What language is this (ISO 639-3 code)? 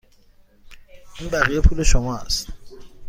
fas